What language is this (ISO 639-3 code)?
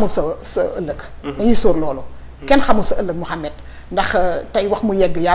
ara